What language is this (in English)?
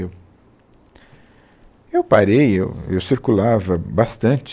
Portuguese